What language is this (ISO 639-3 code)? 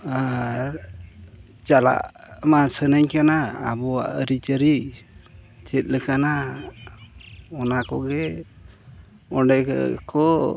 sat